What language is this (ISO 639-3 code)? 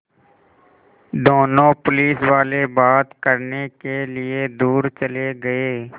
hin